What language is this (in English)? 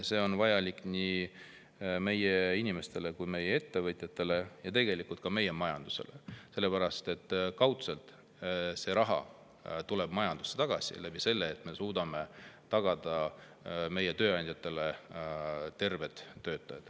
Estonian